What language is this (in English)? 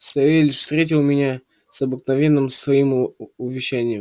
Russian